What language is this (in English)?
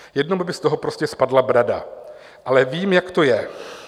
Czech